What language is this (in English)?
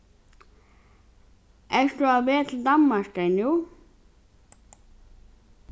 Faroese